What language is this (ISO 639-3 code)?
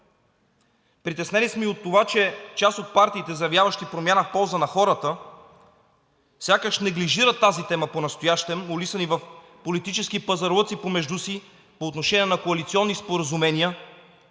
bul